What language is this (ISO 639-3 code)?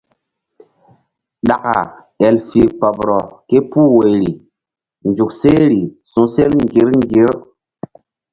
mdd